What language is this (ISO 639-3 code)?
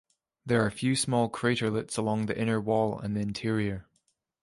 eng